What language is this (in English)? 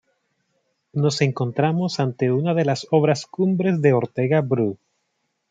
Spanish